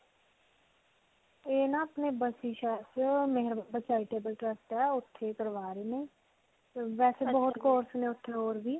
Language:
Punjabi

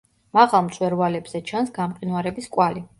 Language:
Georgian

